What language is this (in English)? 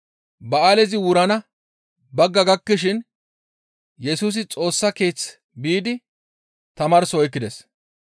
Gamo